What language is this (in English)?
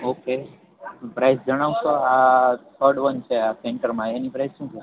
Gujarati